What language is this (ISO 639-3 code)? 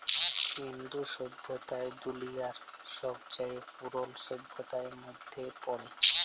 ben